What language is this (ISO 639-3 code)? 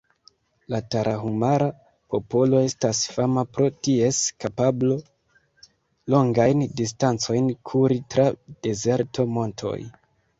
epo